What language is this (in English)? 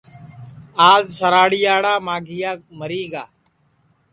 Sansi